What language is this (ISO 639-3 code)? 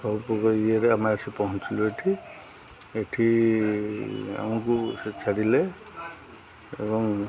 ori